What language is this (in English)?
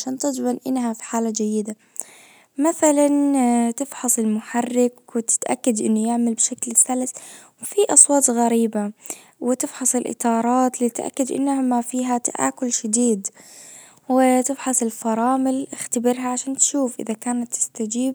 Najdi Arabic